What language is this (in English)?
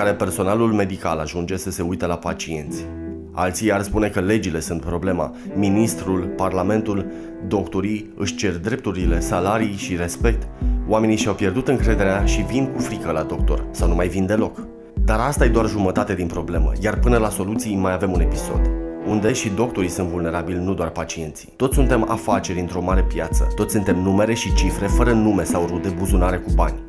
Romanian